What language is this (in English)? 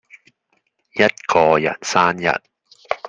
Chinese